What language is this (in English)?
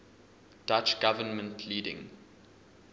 English